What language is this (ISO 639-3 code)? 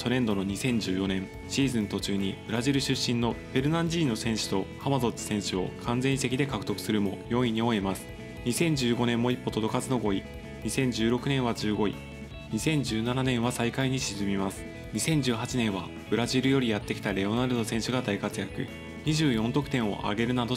jpn